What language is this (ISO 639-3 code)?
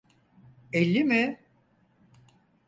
tur